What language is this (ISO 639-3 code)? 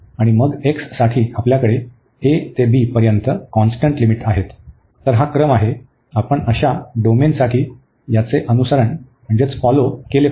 mar